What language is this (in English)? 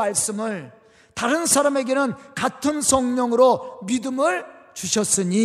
Korean